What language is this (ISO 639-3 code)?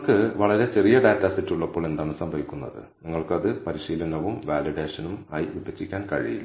mal